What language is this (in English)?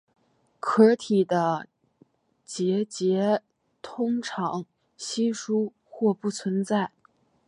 Chinese